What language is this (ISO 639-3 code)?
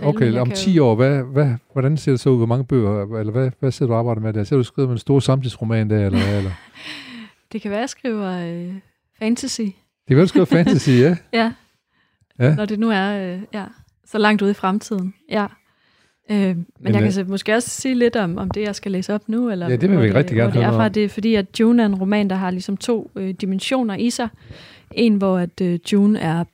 dan